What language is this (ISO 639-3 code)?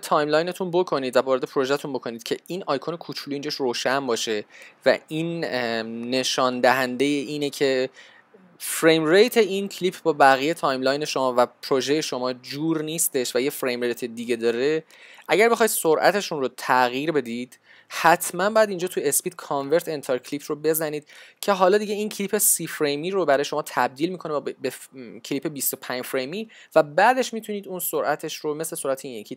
fas